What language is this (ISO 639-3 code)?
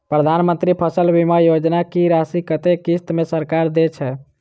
mai